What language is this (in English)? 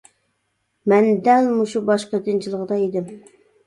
Uyghur